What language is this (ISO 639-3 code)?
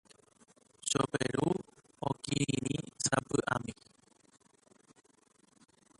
grn